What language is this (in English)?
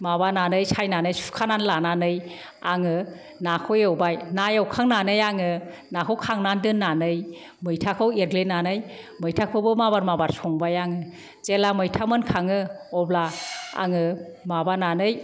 Bodo